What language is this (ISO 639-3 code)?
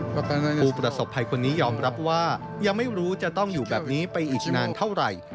tha